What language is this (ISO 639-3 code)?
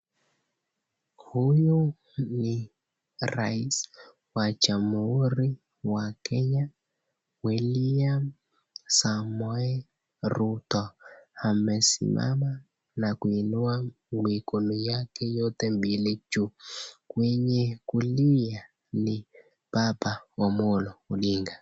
swa